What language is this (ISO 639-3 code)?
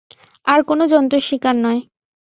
ben